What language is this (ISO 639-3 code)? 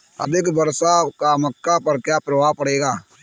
hin